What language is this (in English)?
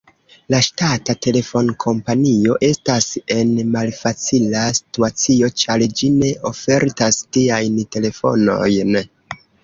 Esperanto